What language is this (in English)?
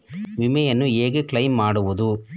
Kannada